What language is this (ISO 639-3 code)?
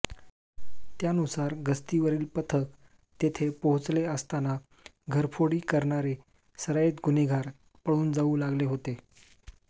mar